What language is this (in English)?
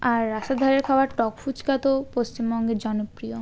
Bangla